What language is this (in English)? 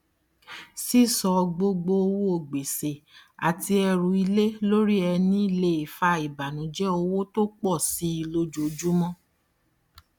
Yoruba